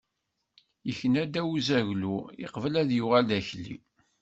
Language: Kabyle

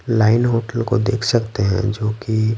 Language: Hindi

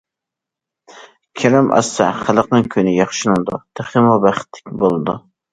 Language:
Uyghur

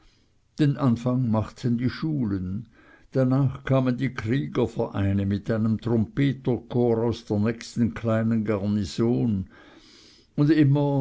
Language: German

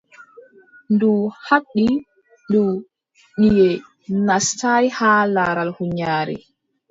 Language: Adamawa Fulfulde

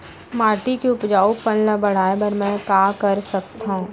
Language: Chhattisgarhi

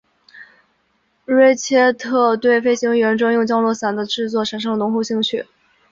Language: Chinese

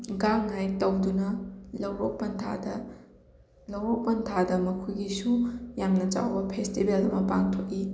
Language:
Manipuri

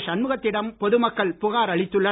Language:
Tamil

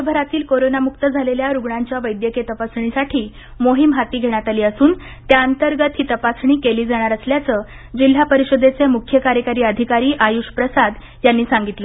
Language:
Marathi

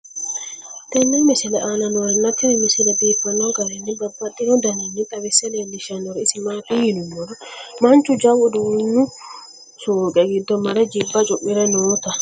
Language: Sidamo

